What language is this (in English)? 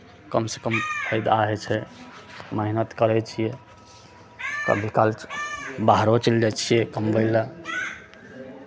Maithili